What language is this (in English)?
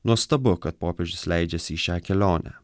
Lithuanian